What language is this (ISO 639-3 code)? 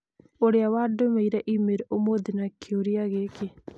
kik